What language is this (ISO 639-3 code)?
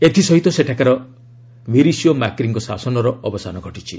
ori